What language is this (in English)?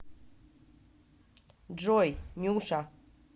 Russian